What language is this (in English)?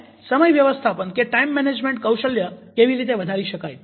Gujarati